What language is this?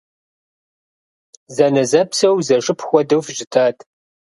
Kabardian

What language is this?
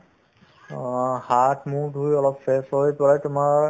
Assamese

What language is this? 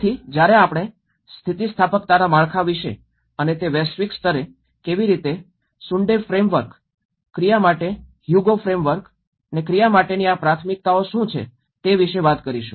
Gujarati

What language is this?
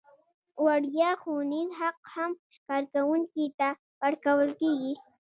Pashto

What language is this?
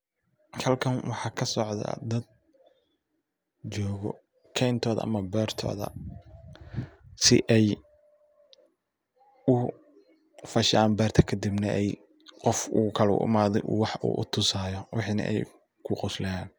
Somali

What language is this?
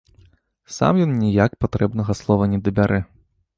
Belarusian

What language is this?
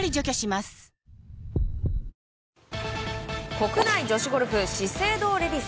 Japanese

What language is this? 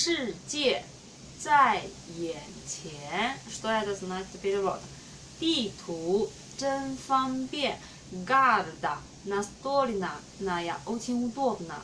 Russian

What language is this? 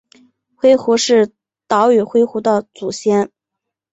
Chinese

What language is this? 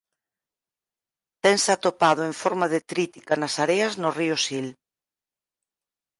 Galician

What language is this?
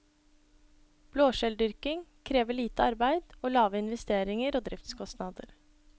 Norwegian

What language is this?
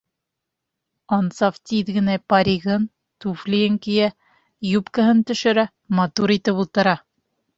Bashkir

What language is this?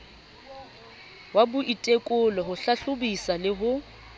Southern Sotho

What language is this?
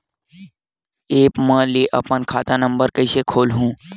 Chhattisgarhi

